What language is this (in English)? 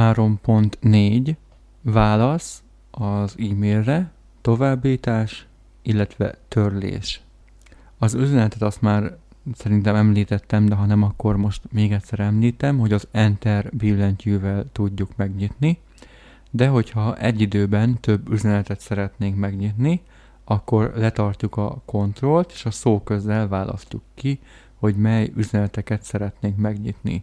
Hungarian